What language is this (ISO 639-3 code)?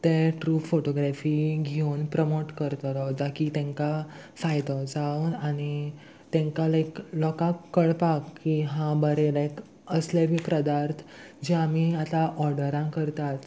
kok